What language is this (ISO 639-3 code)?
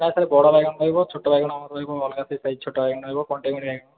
ori